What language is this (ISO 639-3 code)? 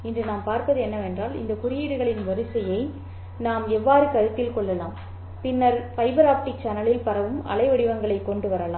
tam